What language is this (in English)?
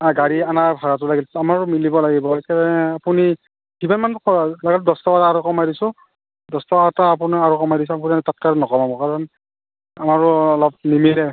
Assamese